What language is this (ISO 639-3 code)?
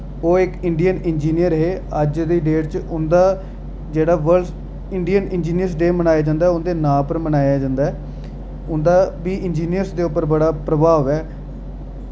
doi